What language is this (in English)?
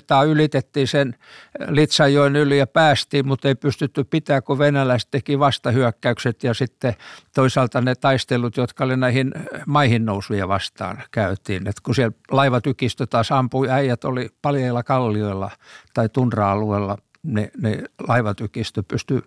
Finnish